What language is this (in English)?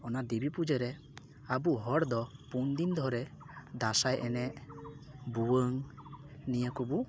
Santali